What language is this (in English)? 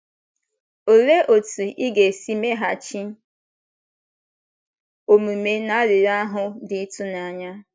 Igbo